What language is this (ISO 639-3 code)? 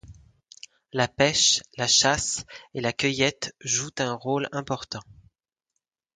fra